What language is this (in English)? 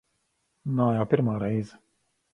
Latvian